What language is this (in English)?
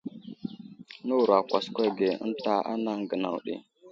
Wuzlam